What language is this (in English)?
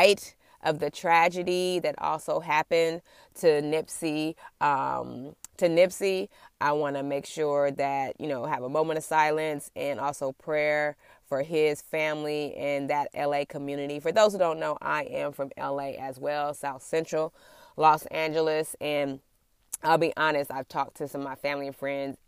English